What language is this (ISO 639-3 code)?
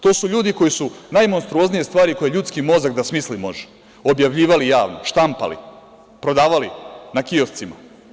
srp